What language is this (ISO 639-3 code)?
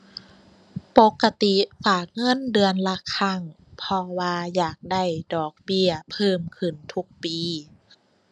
tha